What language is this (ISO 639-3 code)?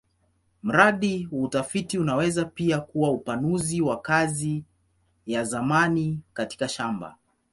swa